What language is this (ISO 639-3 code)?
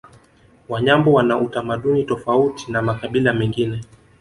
swa